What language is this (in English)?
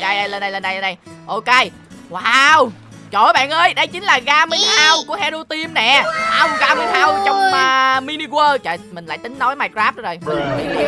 Vietnamese